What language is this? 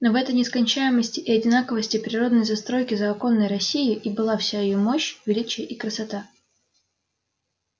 Russian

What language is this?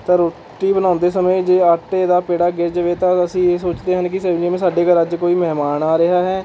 Punjabi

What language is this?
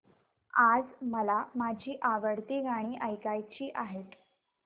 Marathi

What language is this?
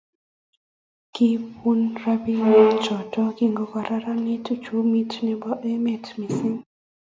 Kalenjin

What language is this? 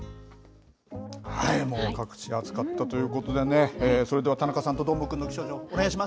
Japanese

